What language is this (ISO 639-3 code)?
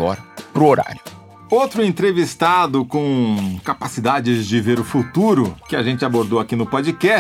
por